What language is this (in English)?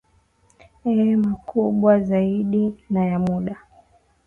Swahili